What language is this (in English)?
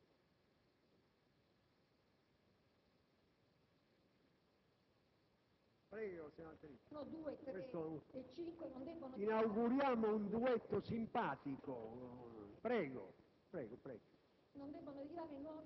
Italian